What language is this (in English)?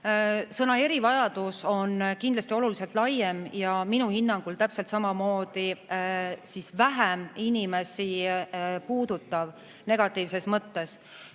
Estonian